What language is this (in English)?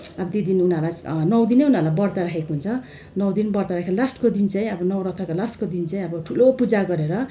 Nepali